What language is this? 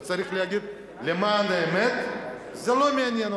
Hebrew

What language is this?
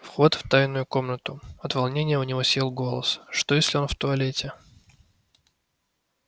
Russian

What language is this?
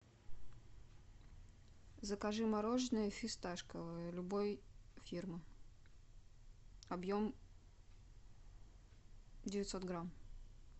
Russian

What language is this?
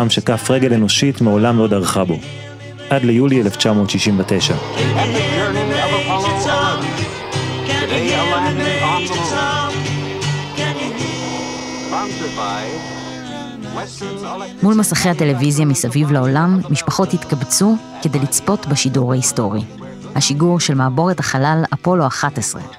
Hebrew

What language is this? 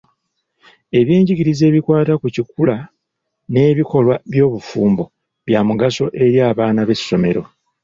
Ganda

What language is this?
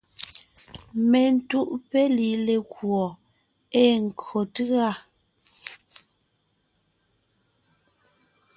Ngiemboon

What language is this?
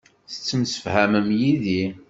Kabyle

